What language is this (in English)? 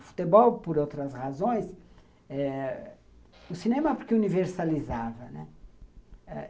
Portuguese